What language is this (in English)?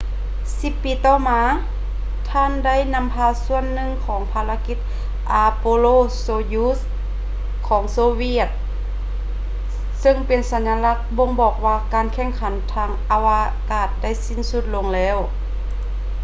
Lao